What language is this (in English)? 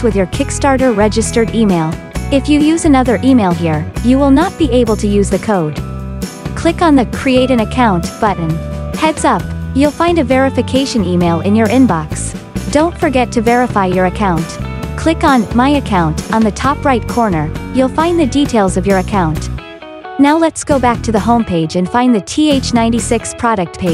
English